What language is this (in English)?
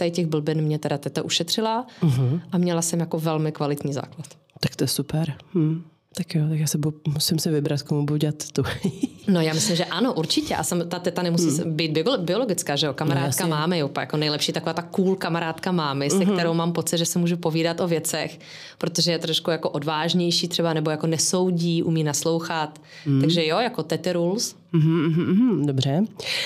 Czech